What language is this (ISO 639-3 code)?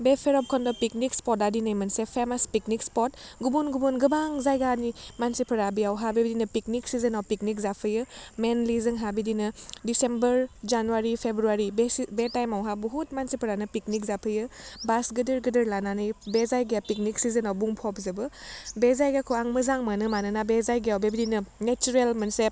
brx